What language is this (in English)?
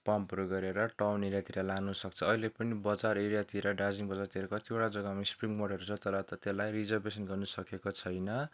Nepali